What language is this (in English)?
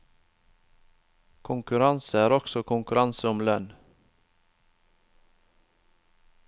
Norwegian